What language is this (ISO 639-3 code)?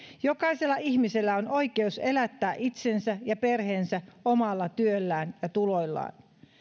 fin